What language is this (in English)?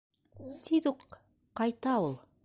Bashkir